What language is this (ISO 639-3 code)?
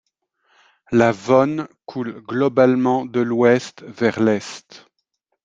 fra